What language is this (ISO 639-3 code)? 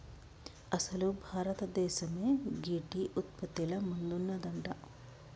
tel